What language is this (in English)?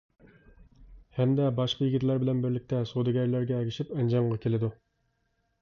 Uyghur